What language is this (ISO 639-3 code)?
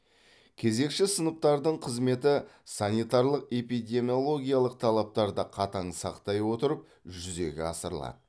kaz